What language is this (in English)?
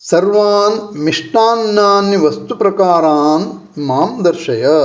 Sanskrit